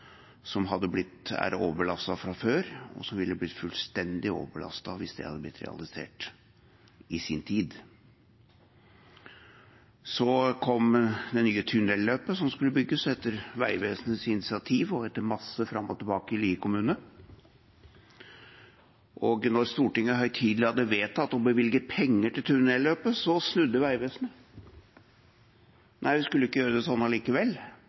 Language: Norwegian Bokmål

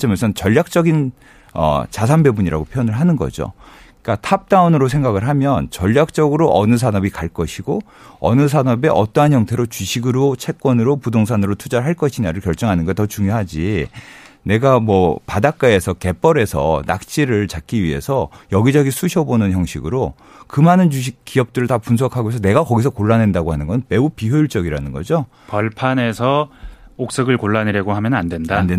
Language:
Korean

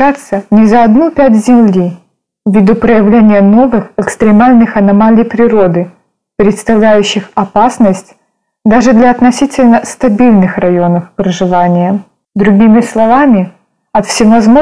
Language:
Russian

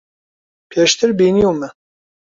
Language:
Central Kurdish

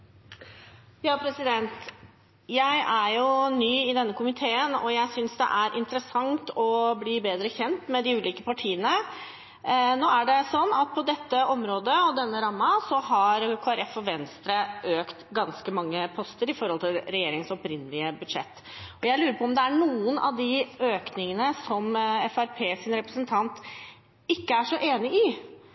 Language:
Norwegian Bokmål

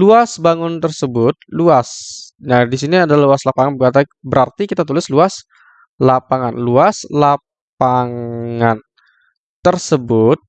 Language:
Indonesian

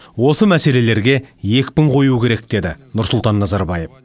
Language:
Kazakh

